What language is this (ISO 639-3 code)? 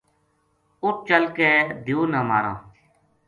gju